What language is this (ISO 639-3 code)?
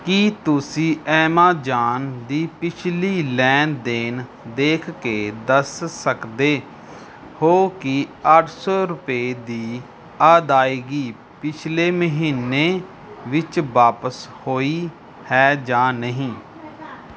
pan